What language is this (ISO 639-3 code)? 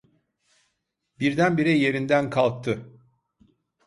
tur